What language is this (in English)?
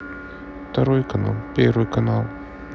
Russian